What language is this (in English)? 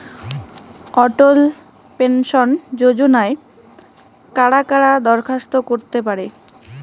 Bangla